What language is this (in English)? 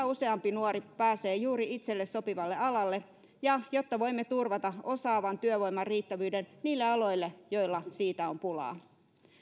Finnish